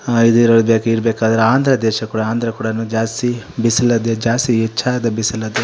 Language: Kannada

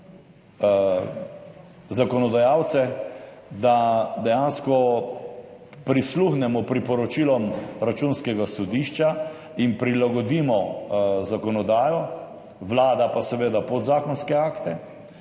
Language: Slovenian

